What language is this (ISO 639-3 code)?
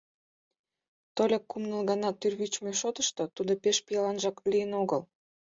chm